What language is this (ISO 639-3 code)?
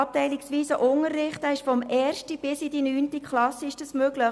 gsw